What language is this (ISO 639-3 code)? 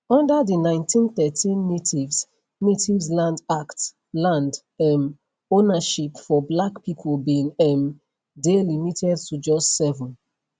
pcm